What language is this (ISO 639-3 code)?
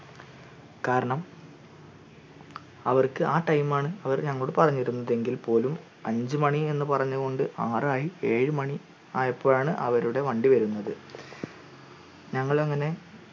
mal